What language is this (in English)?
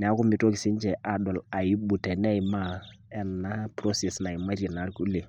Masai